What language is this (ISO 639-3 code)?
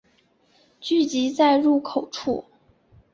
zho